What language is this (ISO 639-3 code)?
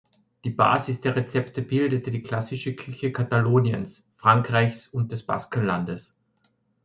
deu